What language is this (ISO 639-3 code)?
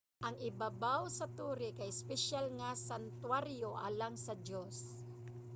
ceb